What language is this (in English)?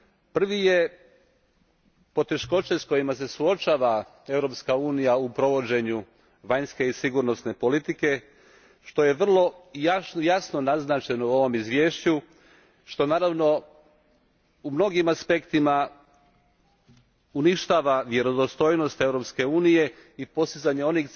Croatian